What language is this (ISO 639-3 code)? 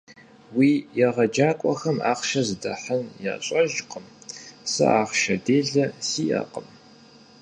kbd